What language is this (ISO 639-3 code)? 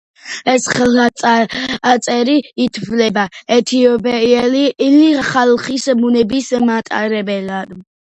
kat